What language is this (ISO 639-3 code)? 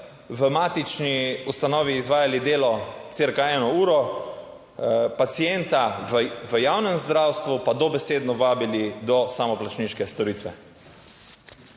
slv